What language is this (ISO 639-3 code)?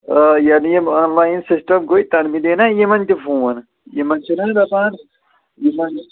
kas